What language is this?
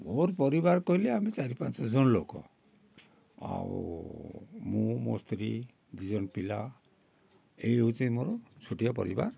Odia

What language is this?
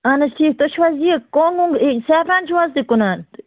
Kashmiri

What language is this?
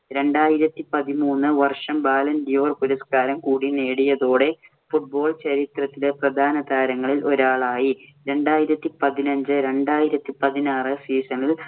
Malayalam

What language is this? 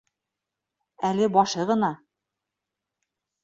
Bashkir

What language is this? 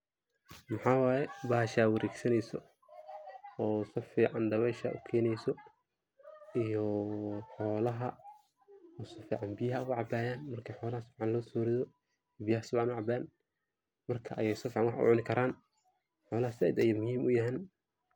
Somali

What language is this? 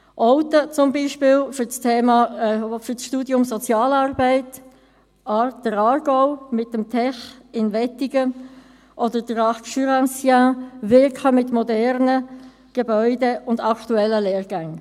Swiss German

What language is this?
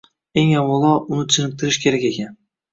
Uzbek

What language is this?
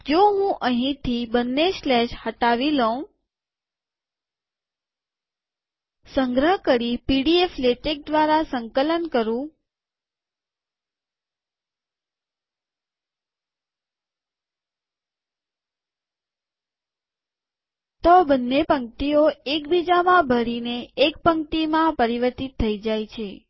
Gujarati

